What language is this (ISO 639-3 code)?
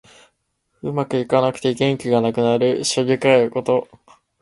jpn